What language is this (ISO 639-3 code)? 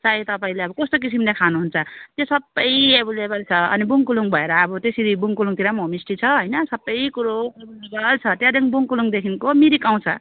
nep